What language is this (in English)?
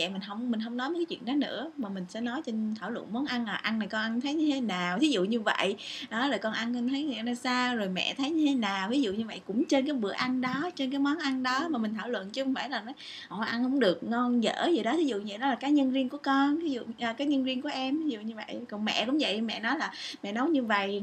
Vietnamese